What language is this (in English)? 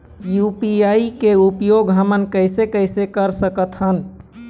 Chhattisgarhi